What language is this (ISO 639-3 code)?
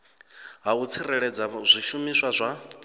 ven